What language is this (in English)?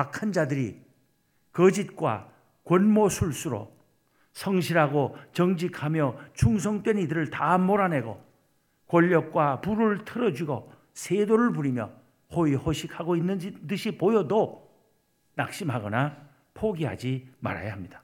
Korean